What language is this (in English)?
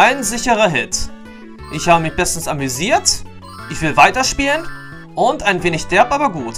German